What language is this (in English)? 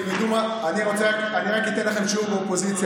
Hebrew